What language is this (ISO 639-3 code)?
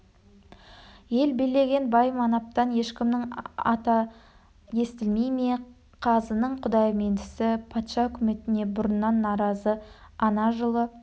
kaz